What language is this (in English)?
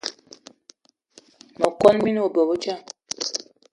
Eton (Cameroon)